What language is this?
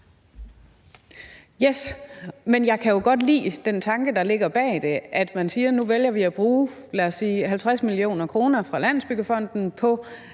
Danish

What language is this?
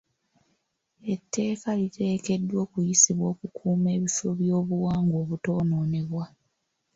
Ganda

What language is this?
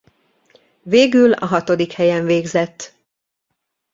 Hungarian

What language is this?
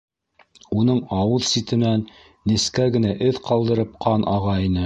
Bashkir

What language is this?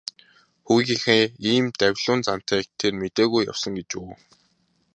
Mongolian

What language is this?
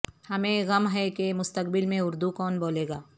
Urdu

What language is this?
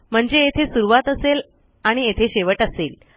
Marathi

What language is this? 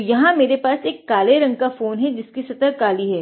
Hindi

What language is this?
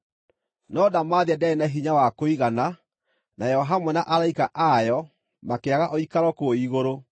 Kikuyu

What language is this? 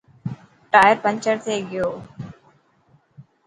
Dhatki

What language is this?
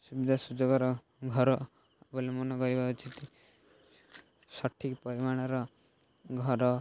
Odia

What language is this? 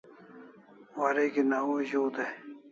Kalasha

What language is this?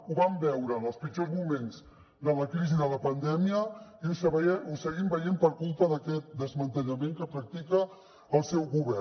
Catalan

